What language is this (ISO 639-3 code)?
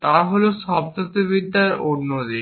ben